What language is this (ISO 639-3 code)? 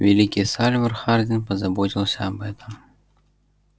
rus